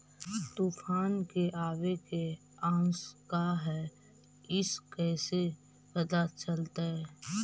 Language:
Magahi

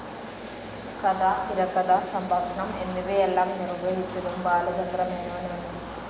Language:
Malayalam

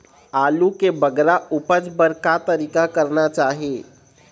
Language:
Chhattisgarhi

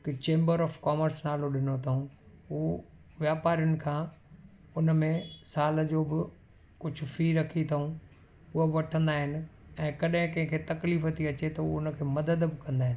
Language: Sindhi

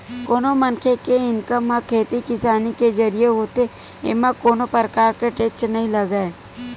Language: Chhattisgarhi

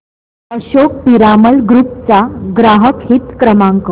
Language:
Marathi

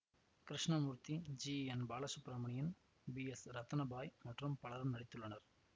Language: Tamil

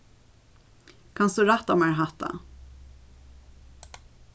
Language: Faroese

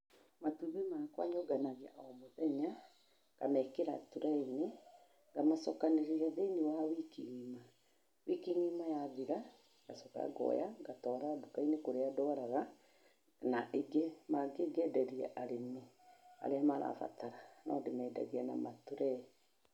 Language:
Kikuyu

